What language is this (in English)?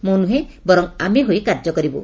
Odia